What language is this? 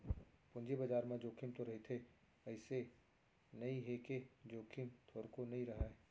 Chhattisgarhi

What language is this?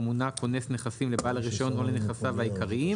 Hebrew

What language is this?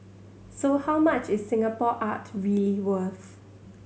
English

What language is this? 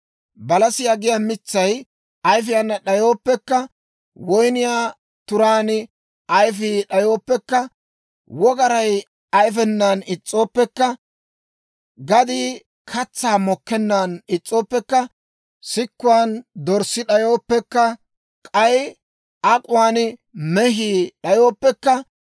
Dawro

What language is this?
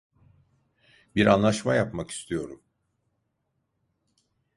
Turkish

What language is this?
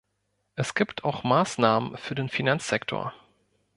German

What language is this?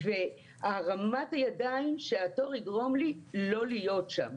Hebrew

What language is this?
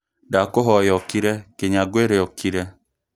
Kikuyu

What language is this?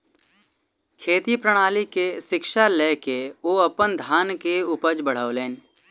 Maithili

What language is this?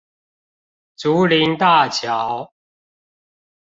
Chinese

